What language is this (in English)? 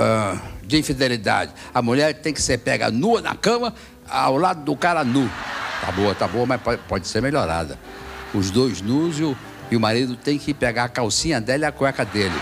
Portuguese